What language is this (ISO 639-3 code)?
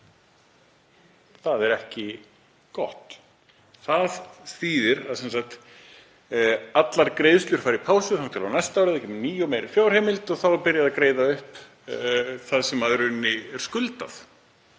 isl